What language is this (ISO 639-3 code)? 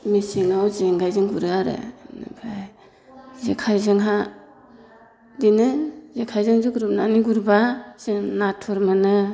brx